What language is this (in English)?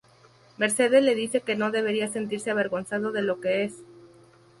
Spanish